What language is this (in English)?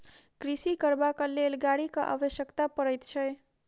Maithili